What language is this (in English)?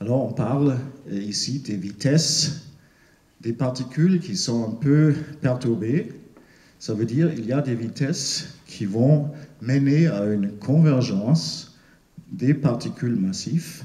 French